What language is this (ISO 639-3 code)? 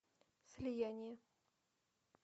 rus